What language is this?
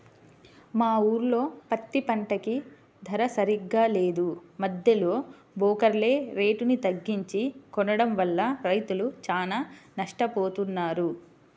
Telugu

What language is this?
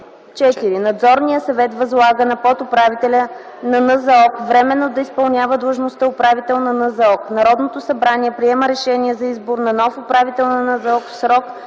Bulgarian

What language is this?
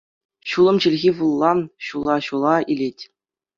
Chuvash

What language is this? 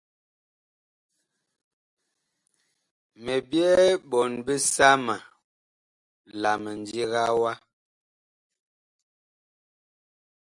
Bakoko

